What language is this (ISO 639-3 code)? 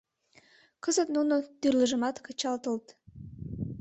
chm